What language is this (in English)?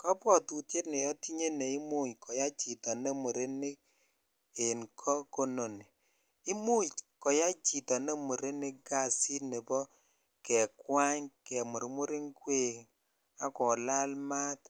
Kalenjin